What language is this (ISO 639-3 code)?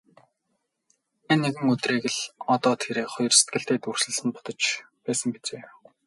mon